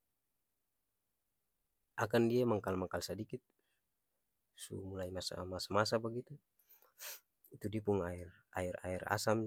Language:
Ambonese Malay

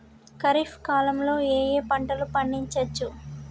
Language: Telugu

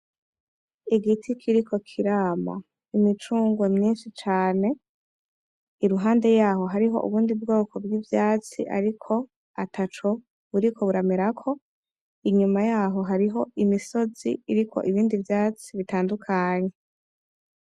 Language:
Rundi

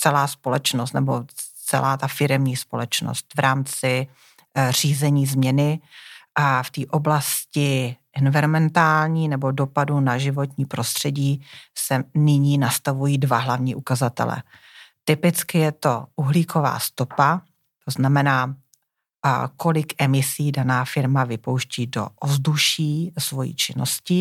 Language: Czech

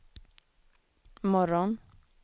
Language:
Swedish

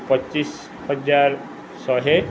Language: Odia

